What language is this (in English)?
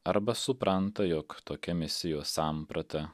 Lithuanian